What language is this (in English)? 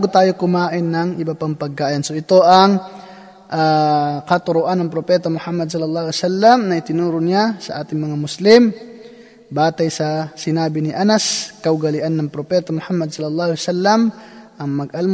Filipino